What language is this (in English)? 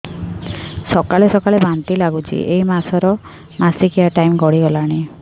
Odia